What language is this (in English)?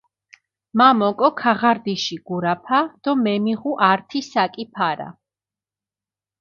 Mingrelian